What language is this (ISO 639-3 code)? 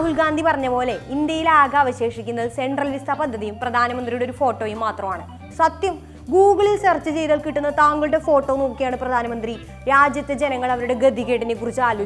mal